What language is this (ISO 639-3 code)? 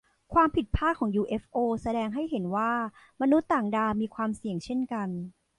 tha